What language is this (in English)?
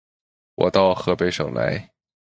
Chinese